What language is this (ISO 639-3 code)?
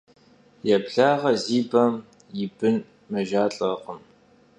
kbd